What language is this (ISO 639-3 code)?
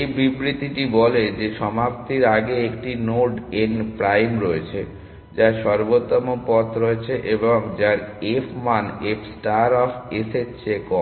ben